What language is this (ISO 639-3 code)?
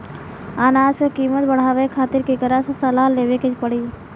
bho